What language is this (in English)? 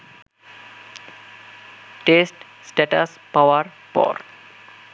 Bangla